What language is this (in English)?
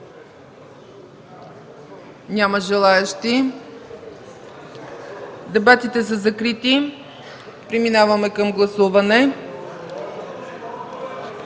Bulgarian